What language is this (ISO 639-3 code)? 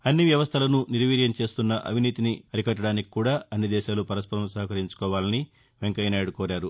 tel